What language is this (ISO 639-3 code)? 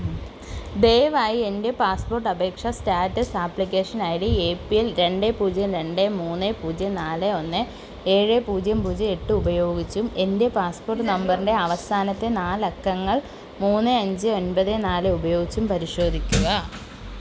mal